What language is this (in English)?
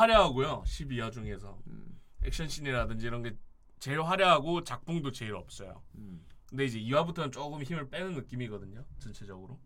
Korean